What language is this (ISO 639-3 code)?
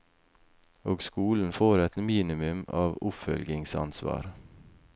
nor